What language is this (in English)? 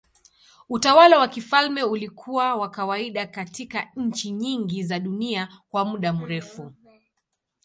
Swahili